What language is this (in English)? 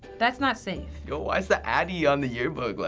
English